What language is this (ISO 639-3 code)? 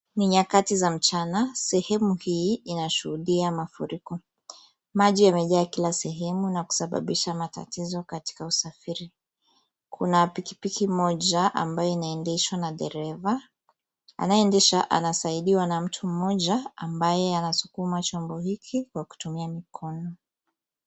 swa